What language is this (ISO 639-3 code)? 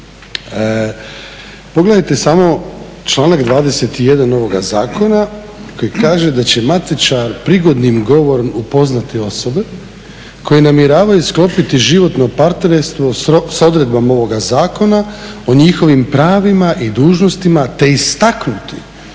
hrv